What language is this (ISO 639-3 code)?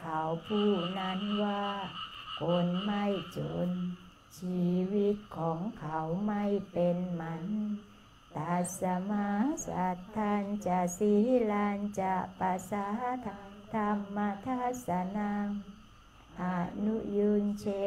tha